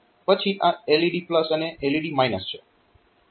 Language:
Gujarati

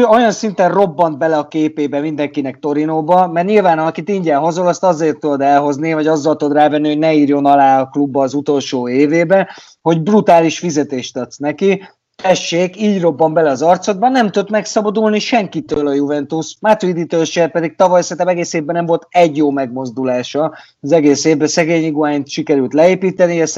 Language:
Hungarian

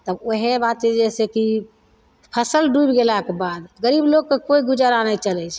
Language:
Maithili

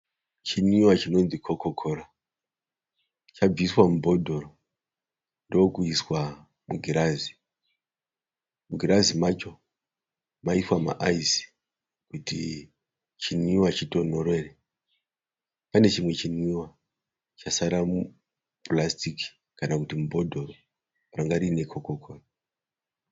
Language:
Shona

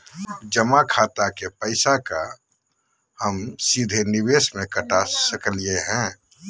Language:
Magahi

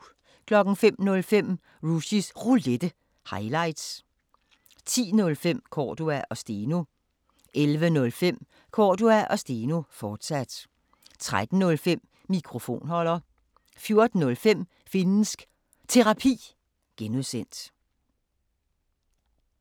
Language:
Danish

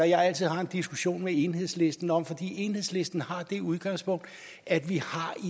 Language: Danish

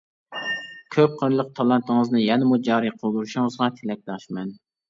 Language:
Uyghur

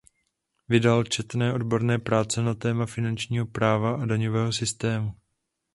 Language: Czech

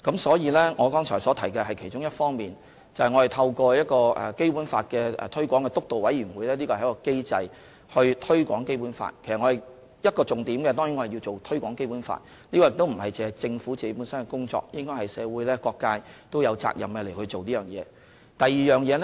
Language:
Cantonese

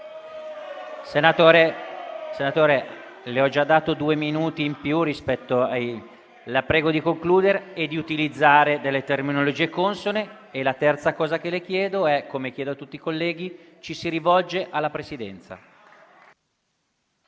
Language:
Italian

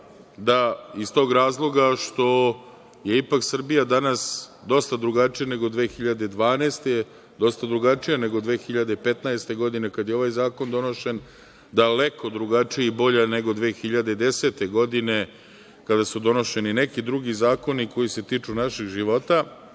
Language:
Serbian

